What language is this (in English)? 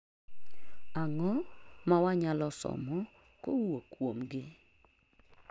Luo (Kenya and Tanzania)